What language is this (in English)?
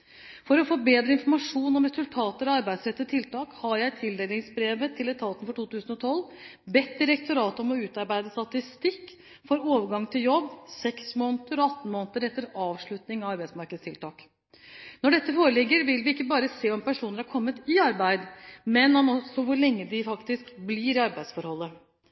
Norwegian Bokmål